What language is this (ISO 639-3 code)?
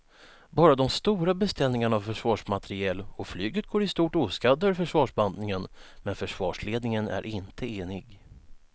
swe